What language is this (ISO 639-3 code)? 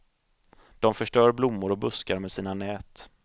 swe